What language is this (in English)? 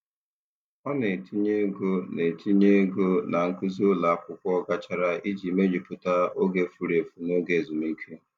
Igbo